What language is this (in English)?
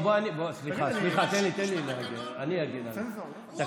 Hebrew